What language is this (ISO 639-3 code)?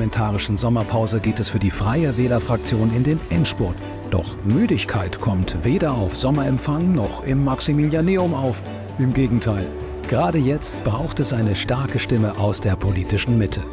deu